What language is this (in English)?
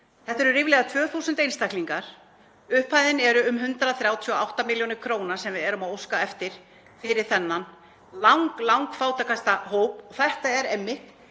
Icelandic